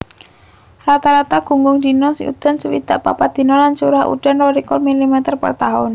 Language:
Javanese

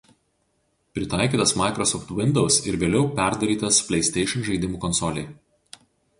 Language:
Lithuanian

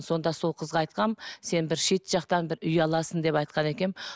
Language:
Kazakh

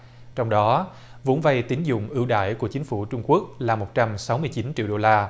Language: Vietnamese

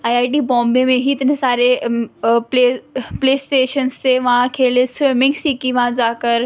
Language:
Urdu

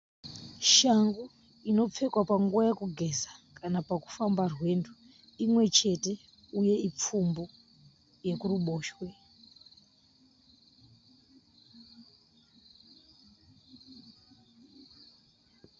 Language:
Shona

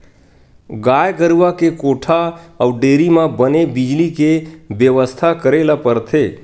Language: Chhattisgarhi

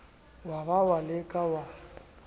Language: Southern Sotho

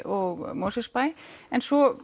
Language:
Icelandic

